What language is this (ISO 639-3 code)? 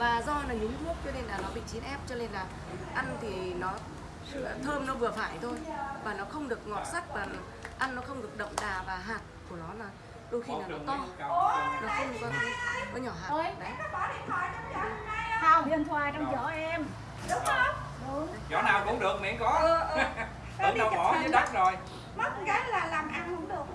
vie